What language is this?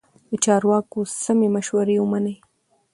Pashto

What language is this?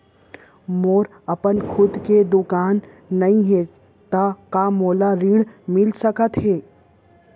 Chhattisgarhi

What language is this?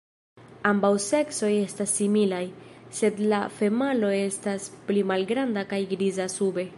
Esperanto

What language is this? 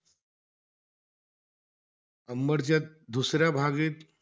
Marathi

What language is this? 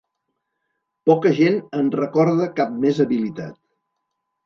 Catalan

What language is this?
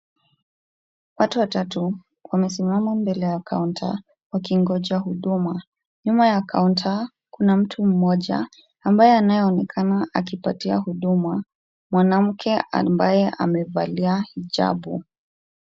Swahili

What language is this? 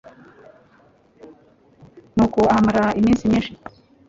Kinyarwanda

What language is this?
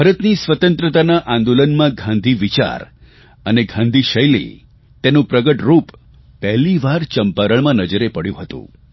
Gujarati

